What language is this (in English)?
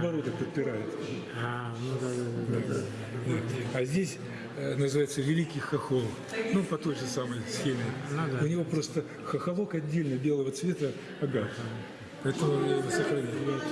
Russian